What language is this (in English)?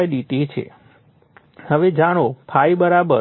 Gujarati